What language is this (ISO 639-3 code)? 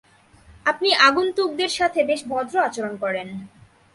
ben